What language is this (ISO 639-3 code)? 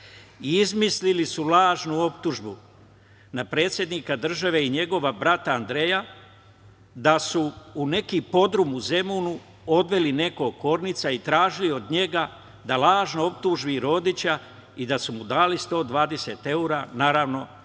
srp